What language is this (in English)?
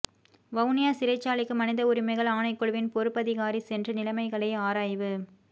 Tamil